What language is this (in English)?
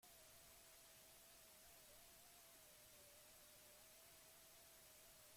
Basque